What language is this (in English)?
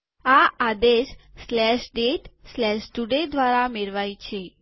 Gujarati